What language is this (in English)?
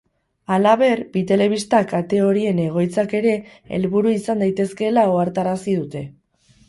Basque